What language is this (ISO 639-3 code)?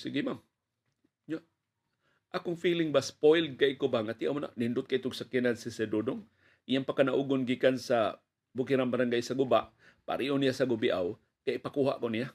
fil